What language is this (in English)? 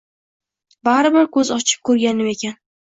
Uzbek